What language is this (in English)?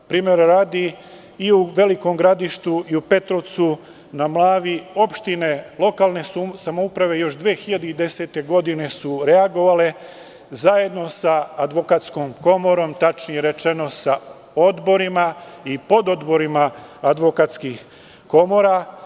Serbian